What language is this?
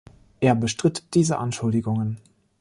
German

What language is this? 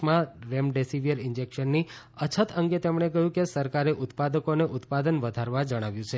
Gujarati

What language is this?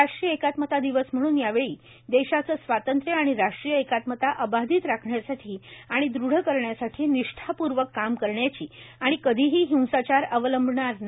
Marathi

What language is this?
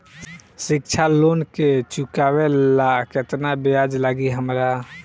Bhojpuri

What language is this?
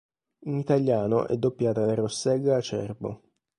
Italian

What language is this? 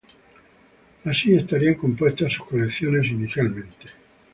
Spanish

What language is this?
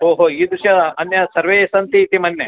Sanskrit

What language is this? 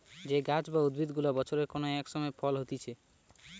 Bangla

